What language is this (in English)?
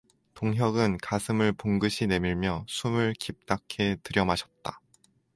Korean